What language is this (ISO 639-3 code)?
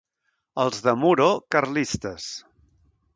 cat